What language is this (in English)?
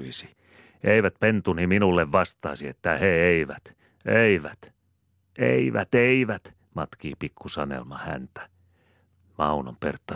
Finnish